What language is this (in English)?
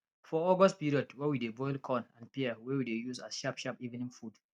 Nigerian Pidgin